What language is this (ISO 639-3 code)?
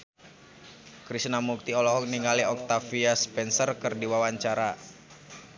sun